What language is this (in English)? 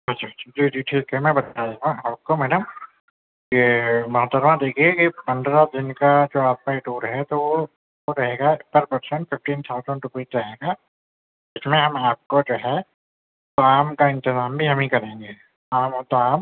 Urdu